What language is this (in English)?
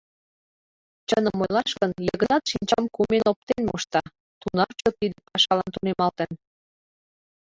Mari